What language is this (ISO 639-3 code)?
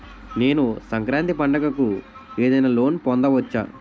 tel